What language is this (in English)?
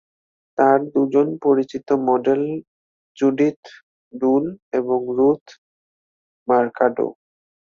Bangla